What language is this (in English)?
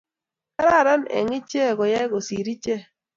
Kalenjin